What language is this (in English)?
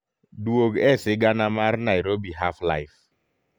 Luo (Kenya and Tanzania)